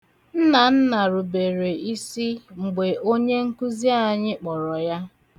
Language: Igbo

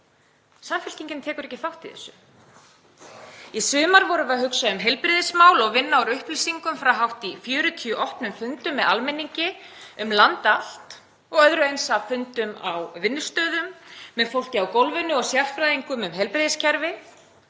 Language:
Icelandic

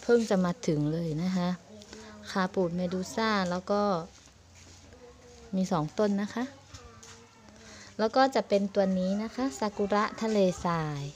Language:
Thai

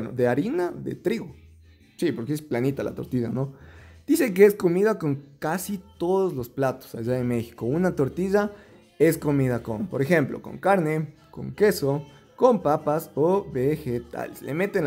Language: Spanish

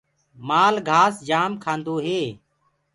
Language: Gurgula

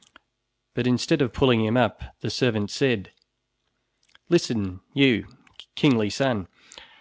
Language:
English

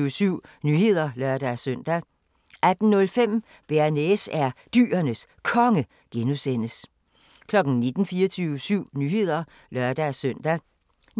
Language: Danish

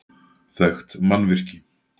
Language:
Icelandic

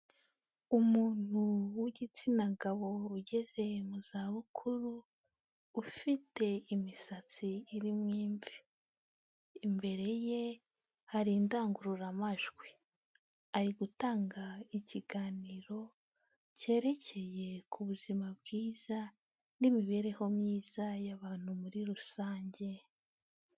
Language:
Kinyarwanda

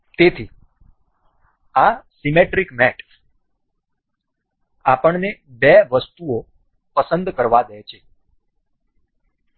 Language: Gujarati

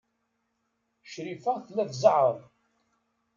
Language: Kabyle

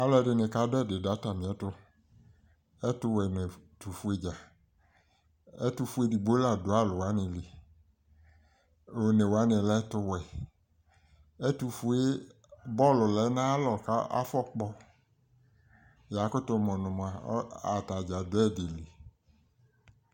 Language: Ikposo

